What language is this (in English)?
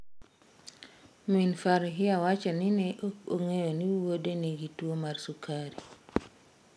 Luo (Kenya and Tanzania)